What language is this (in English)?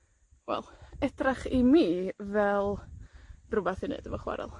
Welsh